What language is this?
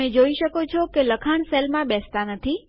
Gujarati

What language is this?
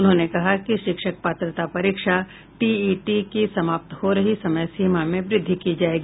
Hindi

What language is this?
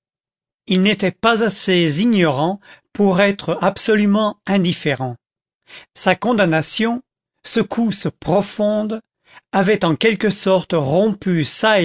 French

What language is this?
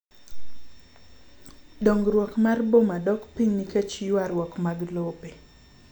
Luo (Kenya and Tanzania)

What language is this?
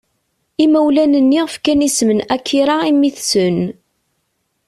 Kabyle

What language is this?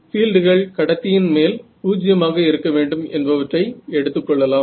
Tamil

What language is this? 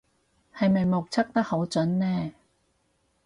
Cantonese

